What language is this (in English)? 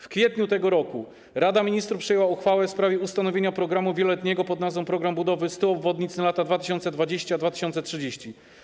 Polish